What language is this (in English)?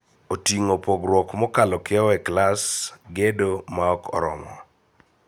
Luo (Kenya and Tanzania)